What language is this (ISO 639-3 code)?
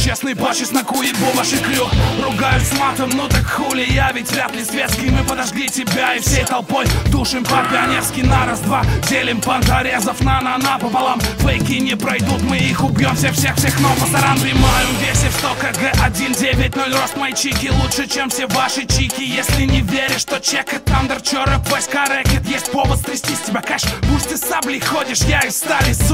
rus